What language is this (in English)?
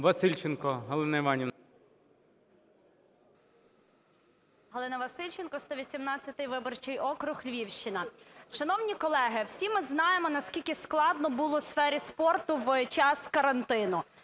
Ukrainian